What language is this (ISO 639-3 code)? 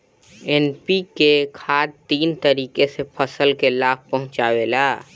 bho